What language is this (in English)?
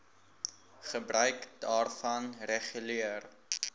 Afrikaans